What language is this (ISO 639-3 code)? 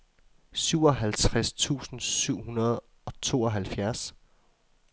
dan